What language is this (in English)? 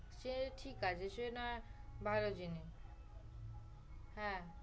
Bangla